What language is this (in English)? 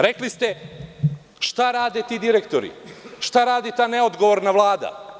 Serbian